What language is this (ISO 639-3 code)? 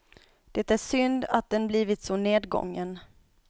swe